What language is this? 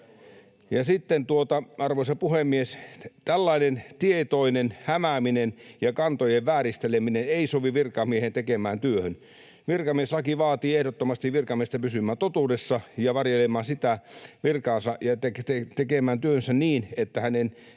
Finnish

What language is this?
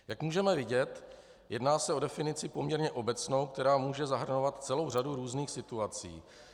Czech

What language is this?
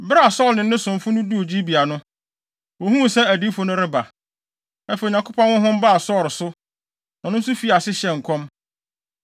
Akan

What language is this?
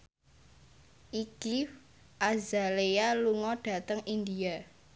Javanese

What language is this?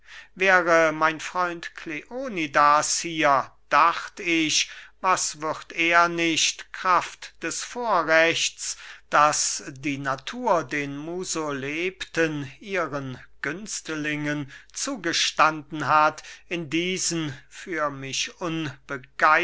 German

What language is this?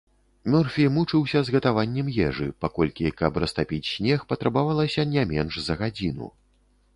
Belarusian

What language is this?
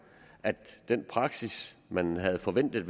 Danish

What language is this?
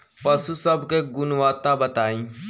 Bhojpuri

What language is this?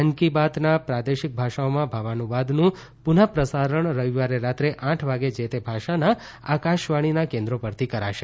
Gujarati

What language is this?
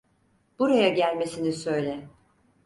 Turkish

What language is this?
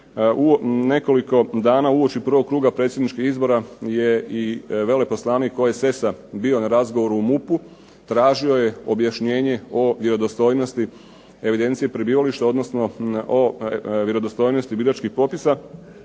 Croatian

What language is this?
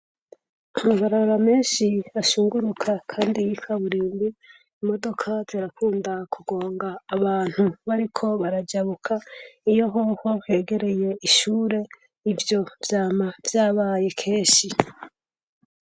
Rundi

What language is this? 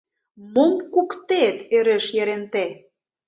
Mari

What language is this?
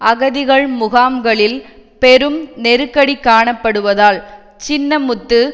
Tamil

